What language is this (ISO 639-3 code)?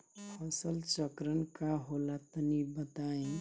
bho